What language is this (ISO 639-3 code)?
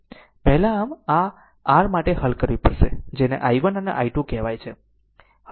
guj